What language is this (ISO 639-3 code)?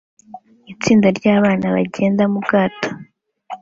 kin